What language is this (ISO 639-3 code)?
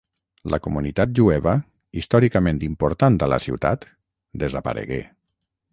cat